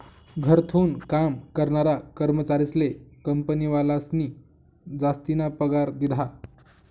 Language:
Marathi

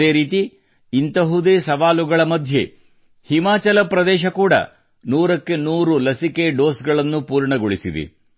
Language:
Kannada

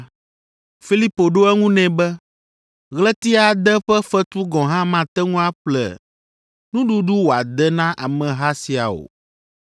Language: Ewe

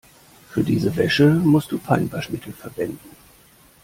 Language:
German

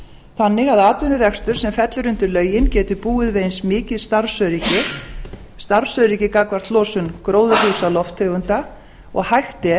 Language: Icelandic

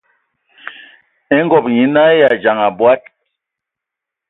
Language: Ewondo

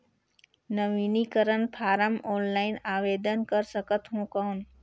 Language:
Chhattisgarhi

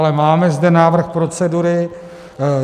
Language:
Czech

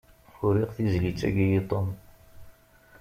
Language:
Kabyle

